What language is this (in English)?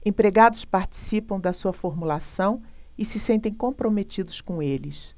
Portuguese